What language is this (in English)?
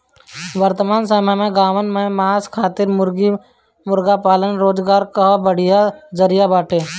Bhojpuri